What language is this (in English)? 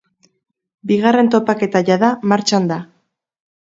Basque